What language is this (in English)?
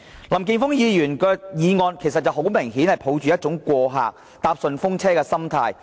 Cantonese